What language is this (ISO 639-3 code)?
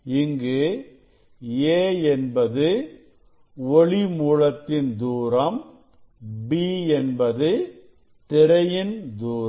tam